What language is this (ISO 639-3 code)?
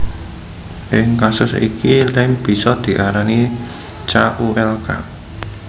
jav